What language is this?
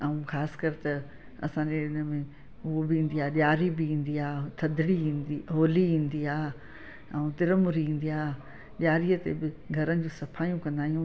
Sindhi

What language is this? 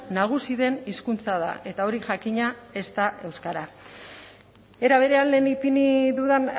Basque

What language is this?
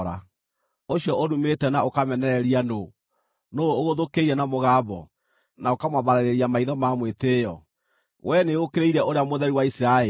Kikuyu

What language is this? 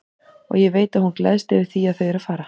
Icelandic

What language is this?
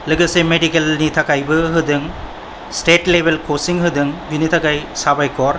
Bodo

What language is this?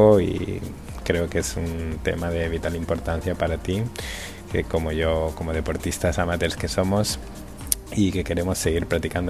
Spanish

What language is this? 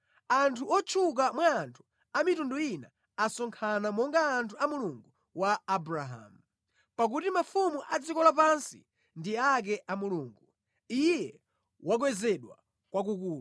Nyanja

